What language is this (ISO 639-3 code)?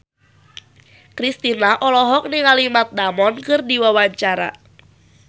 sun